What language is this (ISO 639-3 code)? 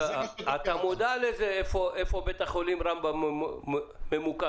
heb